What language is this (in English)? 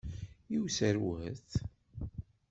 Kabyle